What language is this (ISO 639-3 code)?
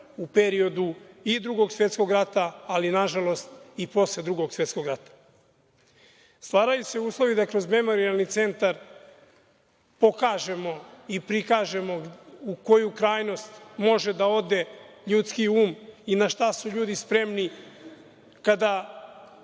srp